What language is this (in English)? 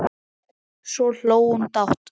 Icelandic